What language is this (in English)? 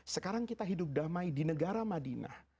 Indonesian